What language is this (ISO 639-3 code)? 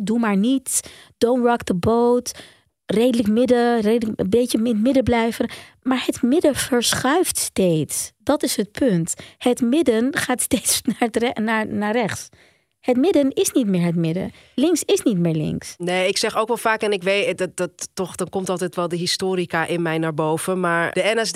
nld